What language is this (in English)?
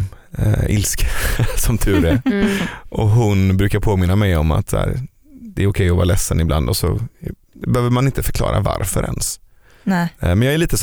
Swedish